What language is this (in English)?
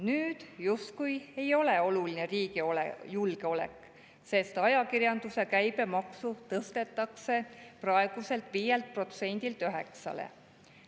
Estonian